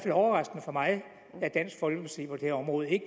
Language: Danish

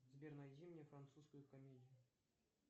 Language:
Russian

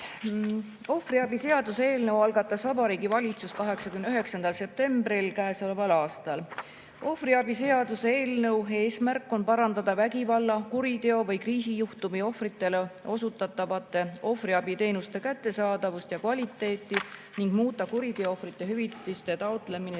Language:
Estonian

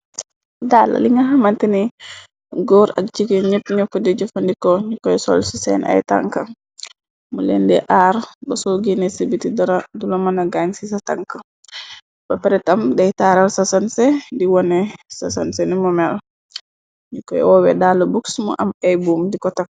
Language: Wolof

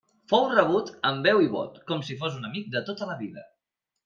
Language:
Catalan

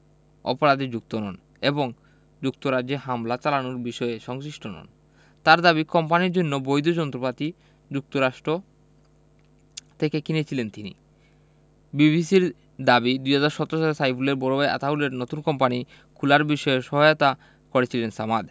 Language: Bangla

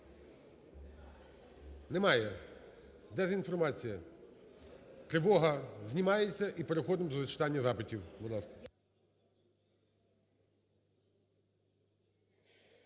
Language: Ukrainian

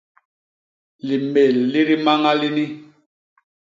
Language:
Basaa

